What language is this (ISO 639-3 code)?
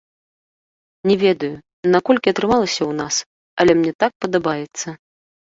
bel